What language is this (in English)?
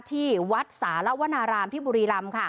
Thai